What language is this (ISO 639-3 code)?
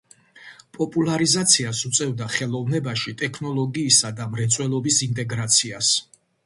kat